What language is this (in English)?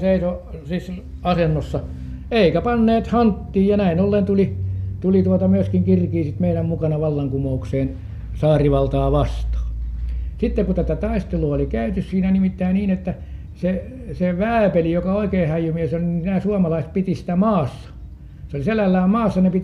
Finnish